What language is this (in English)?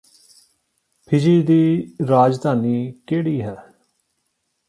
Punjabi